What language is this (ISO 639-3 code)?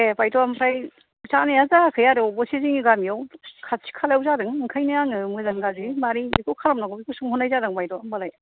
brx